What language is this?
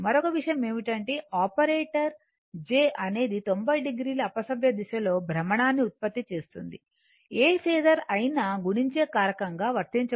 Telugu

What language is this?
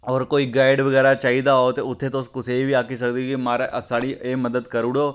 Dogri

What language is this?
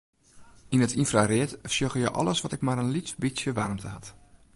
Western Frisian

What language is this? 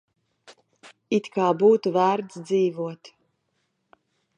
Latvian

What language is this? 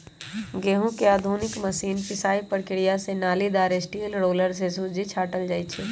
Magahi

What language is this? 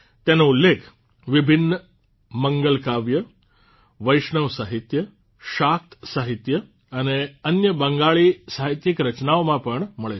Gujarati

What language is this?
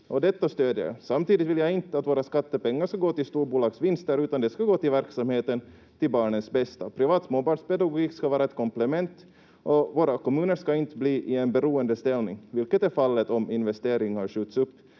Finnish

